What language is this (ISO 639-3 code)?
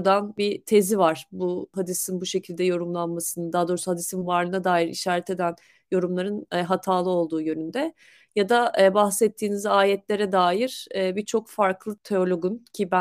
tur